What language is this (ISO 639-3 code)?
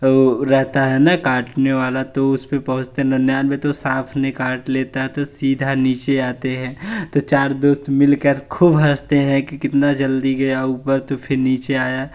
hin